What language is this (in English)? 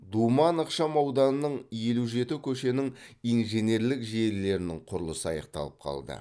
Kazakh